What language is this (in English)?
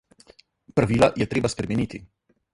Slovenian